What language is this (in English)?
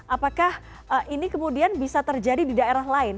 Indonesian